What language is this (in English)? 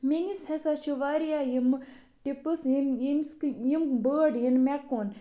Kashmiri